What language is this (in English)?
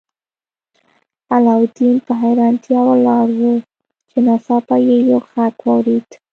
Pashto